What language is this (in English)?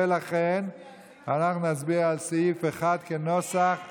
Hebrew